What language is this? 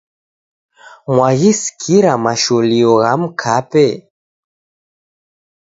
Taita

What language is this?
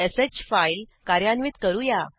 Marathi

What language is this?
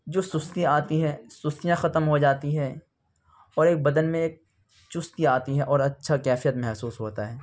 Urdu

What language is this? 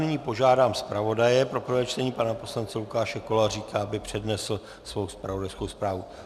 Czech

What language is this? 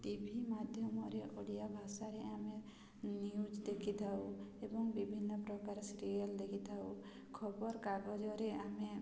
Odia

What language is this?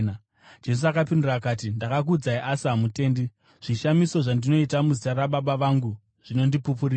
Shona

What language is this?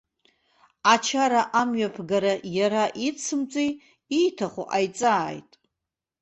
Abkhazian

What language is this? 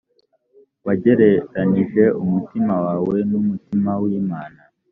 Kinyarwanda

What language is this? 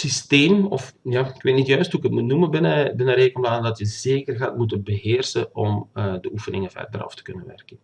Dutch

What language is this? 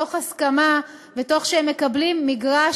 Hebrew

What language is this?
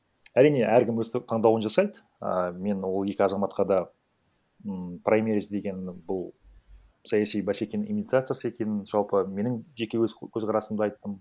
Kazakh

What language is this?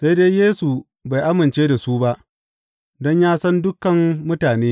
Hausa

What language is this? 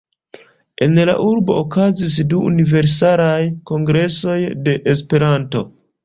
Esperanto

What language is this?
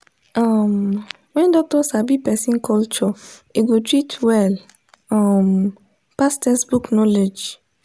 Nigerian Pidgin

